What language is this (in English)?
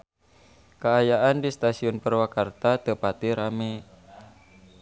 Sundanese